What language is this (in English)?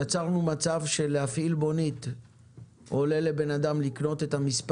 Hebrew